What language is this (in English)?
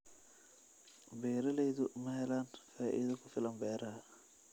Somali